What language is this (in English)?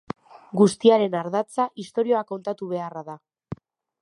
Basque